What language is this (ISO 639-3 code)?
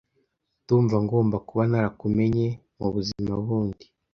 kin